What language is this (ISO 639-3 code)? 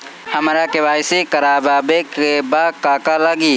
bho